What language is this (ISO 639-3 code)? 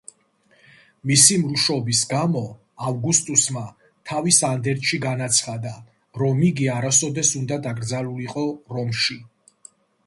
kat